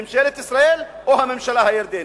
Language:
Hebrew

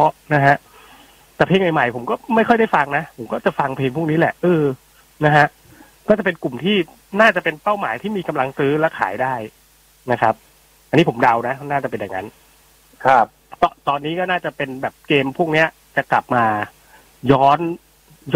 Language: Thai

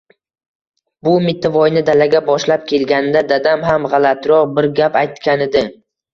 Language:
Uzbek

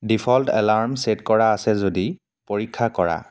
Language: Assamese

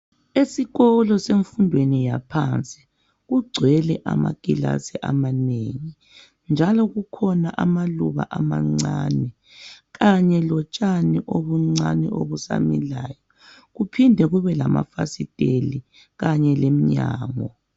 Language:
North Ndebele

